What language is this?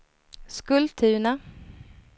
Swedish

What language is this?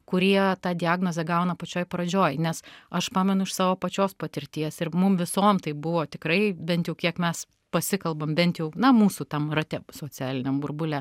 Lithuanian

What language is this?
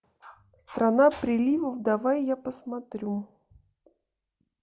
Russian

